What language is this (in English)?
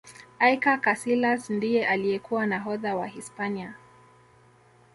Swahili